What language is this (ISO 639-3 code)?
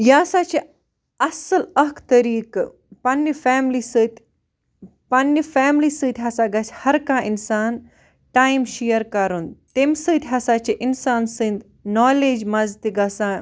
kas